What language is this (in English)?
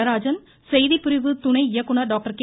Tamil